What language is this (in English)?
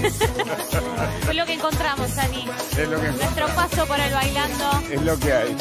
Spanish